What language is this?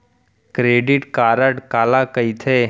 Chhattisgarhi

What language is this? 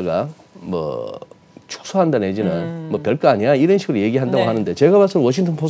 Korean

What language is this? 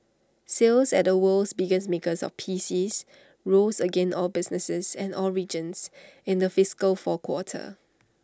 English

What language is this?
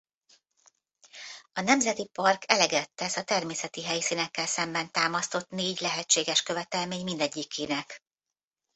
Hungarian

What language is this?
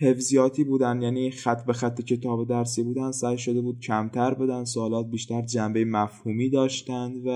Persian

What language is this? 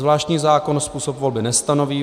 Czech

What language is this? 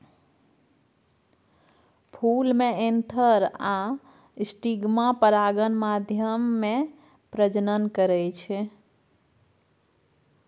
Maithili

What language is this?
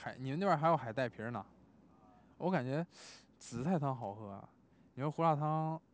Chinese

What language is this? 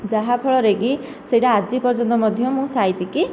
Odia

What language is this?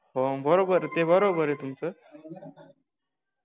Marathi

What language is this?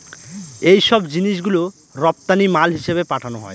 Bangla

